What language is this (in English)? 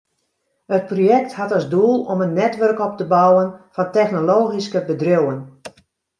Western Frisian